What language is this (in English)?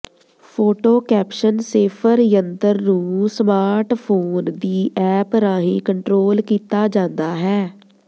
Punjabi